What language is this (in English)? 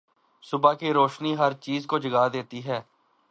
Urdu